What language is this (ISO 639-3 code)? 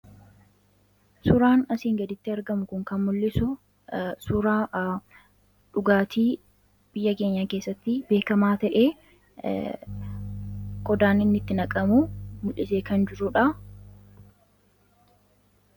orm